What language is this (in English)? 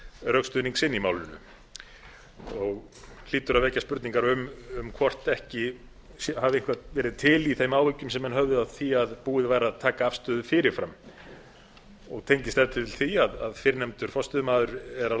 Icelandic